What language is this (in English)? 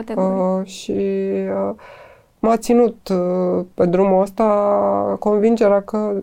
Romanian